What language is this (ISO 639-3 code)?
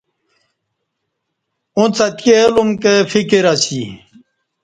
bsh